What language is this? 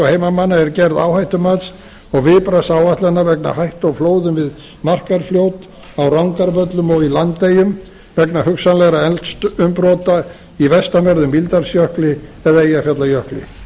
Icelandic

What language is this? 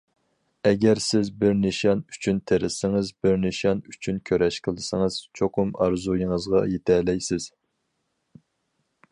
Uyghur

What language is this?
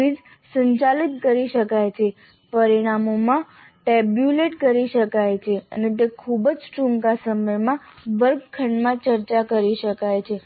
Gujarati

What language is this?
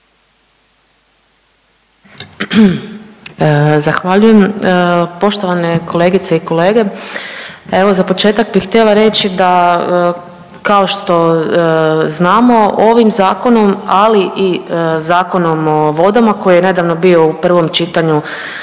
Croatian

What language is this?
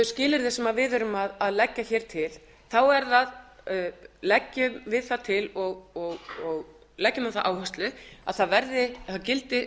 Icelandic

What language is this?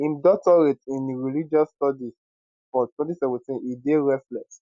Nigerian Pidgin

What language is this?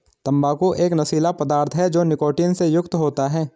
Hindi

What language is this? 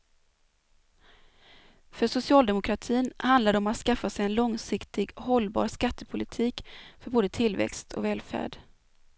Swedish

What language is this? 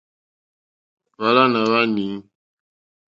Mokpwe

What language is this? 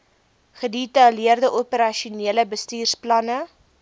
Afrikaans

